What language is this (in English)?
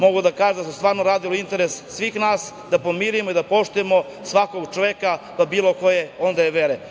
Serbian